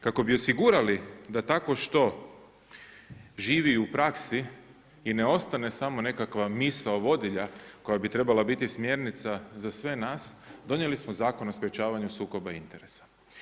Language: Croatian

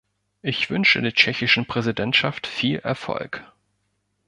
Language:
German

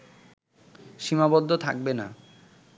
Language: Bangla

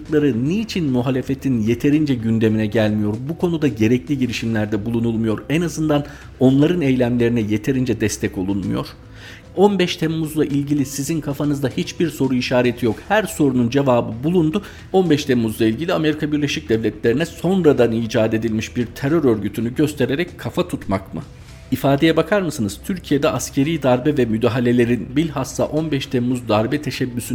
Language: Turkish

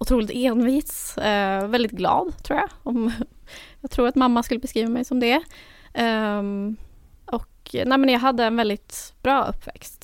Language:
Swedish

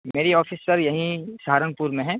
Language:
Urdu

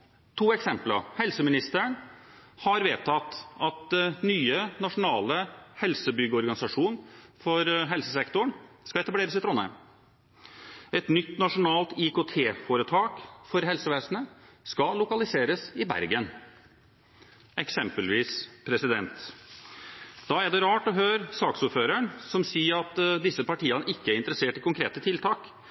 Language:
Norwegian Bokmål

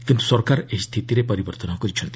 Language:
Odia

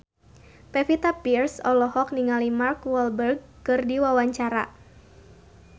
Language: Sundanese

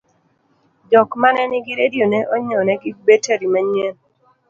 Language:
Luo (Kenya and Tanzania)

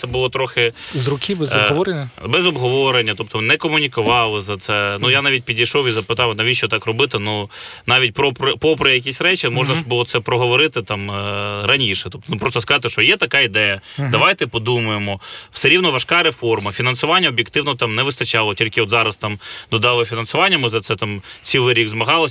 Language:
Ukrainian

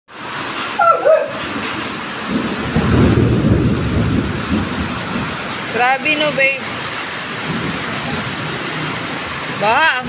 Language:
Filipino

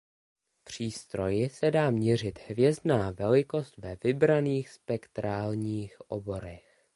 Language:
Czech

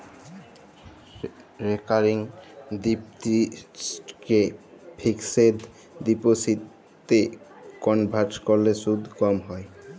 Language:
Bangla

